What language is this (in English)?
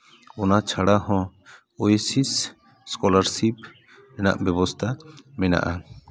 Santali